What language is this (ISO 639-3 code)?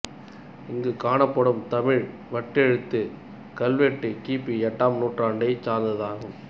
tam